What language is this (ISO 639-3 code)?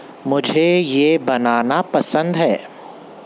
urd